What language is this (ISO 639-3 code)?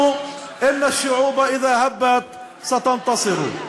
heb